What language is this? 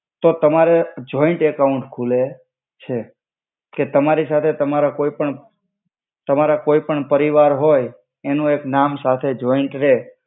Gujarati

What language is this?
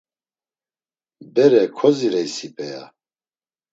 Laz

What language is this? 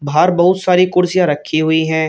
Hindi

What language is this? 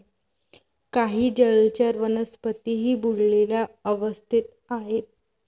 Marathi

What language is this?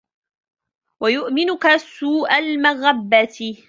Arabic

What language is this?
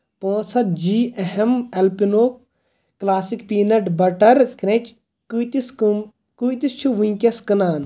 Kashmiri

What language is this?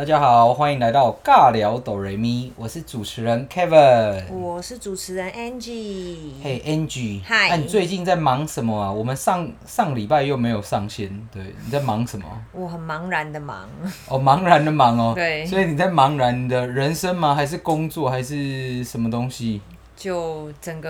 Chinese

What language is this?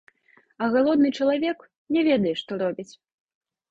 Belarusian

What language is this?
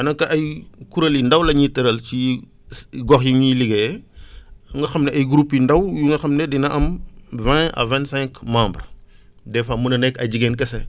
Wolof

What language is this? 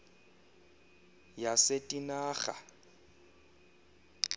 Xhosa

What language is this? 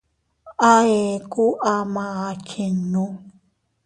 Teutila Cuicatec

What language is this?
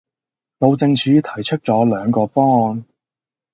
Cantonese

